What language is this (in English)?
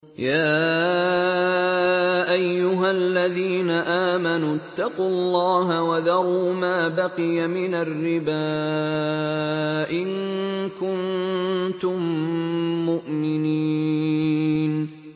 Arabic